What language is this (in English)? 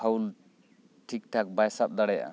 Santali